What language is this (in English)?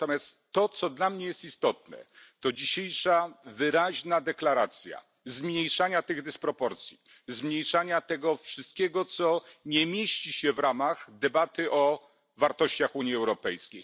Polish